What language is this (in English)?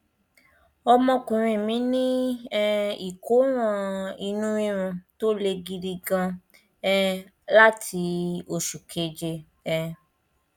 Yoruba